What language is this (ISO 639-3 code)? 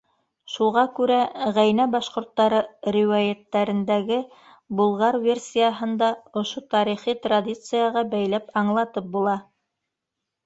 bak